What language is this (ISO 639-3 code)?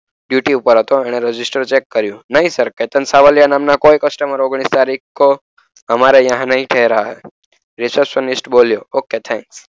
guj